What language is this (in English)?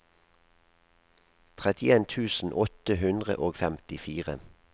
Norwegian